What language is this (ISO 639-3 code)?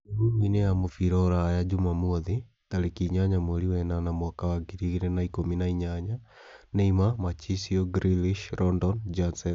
kik